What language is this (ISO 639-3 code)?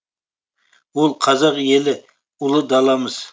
kaz